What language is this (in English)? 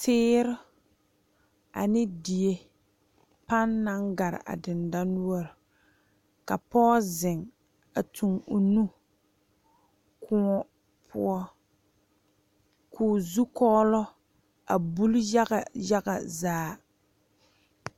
Southern Dagaare